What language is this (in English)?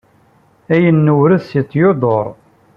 Kabyle